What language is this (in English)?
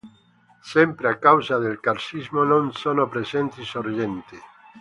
Italian